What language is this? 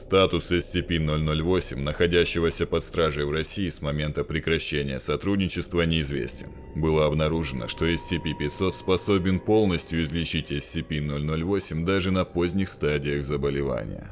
Russian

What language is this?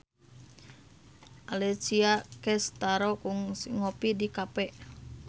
Sundanese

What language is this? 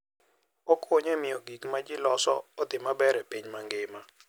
Luo (Kenya and Tanzania)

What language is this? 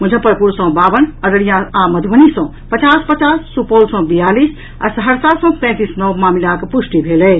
Maithili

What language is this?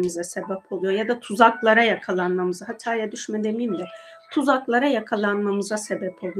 Turkish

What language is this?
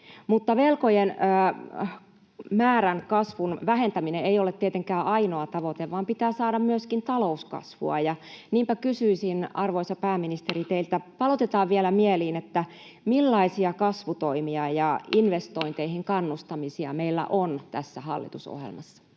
Finnish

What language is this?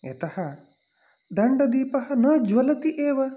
Sanskrit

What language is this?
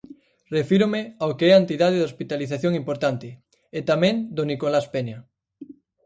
Galician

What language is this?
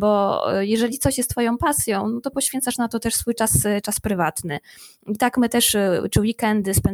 Polish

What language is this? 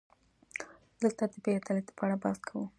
Pashto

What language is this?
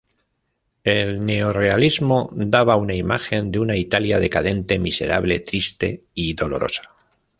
Spanish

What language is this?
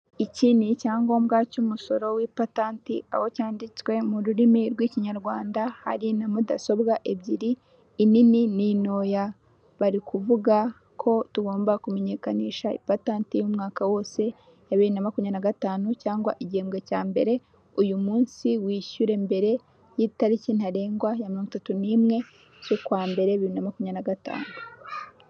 Kinyarwanda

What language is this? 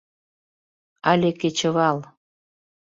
Mari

